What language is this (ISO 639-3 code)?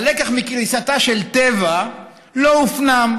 heb